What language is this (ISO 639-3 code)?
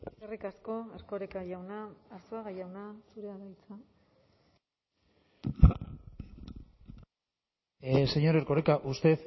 eus